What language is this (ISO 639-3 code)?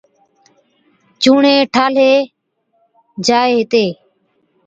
odk